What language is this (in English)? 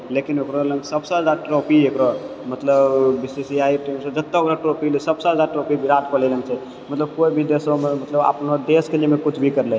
Maithili